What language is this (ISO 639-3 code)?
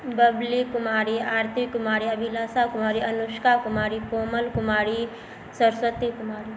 mai